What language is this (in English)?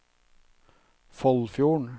Norwegian